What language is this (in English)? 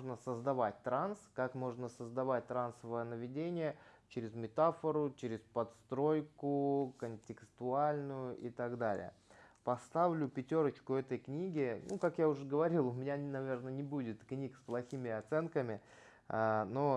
Russian